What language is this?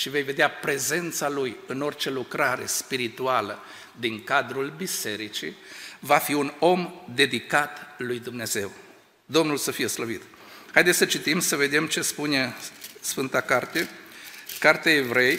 Romanian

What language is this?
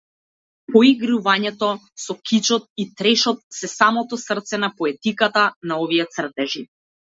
Macedonian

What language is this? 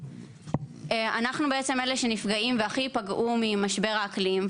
Hebrew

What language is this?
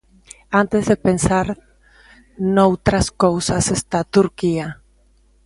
Galician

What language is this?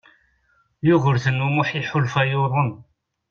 Kabyle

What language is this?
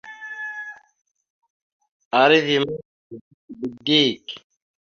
Mada (Cameroon)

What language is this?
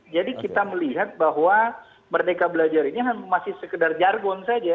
Indonesian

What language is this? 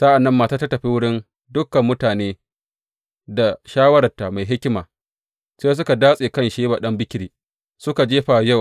Hausa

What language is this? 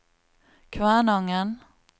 Norwegian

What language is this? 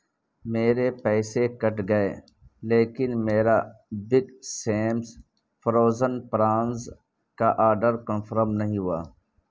Urdu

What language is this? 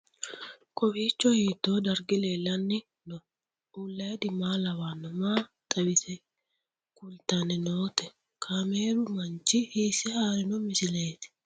Sidamo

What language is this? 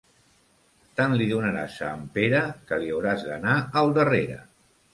Catalan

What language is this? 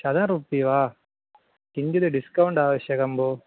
Sanskrit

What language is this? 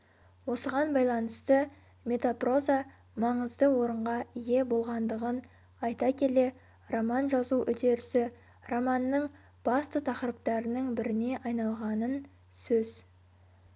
Kazakh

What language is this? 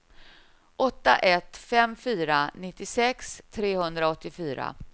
Swedish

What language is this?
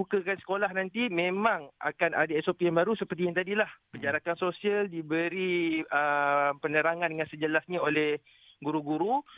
Malay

